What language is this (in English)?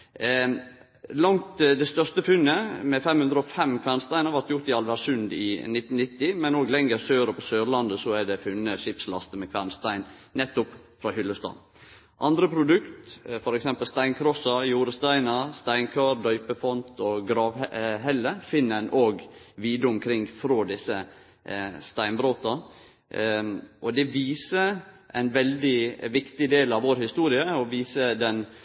Norwegian Nynorsk